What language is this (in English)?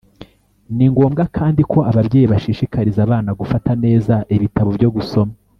Kinyarwanda